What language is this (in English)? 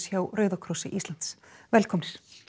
Icelandic